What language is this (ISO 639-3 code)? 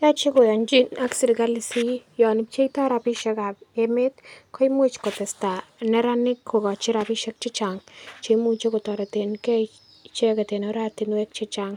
kln